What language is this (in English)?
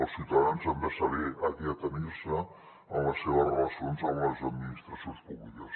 Catalan